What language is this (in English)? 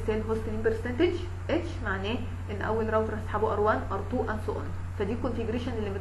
Arabic